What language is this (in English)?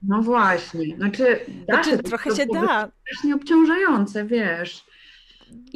Polish